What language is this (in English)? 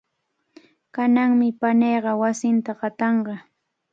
Cajatambo North Lima Quechua